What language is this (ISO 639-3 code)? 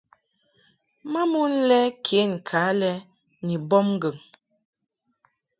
mhk